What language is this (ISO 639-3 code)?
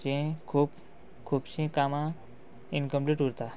kok